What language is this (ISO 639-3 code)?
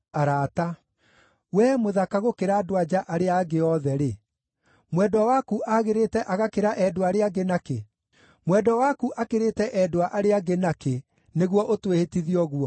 kik